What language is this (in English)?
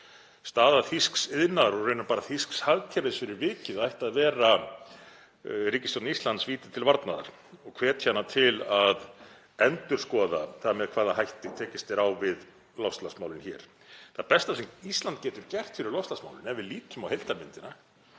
Icelandic